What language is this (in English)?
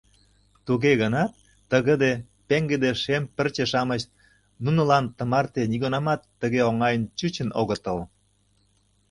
Mari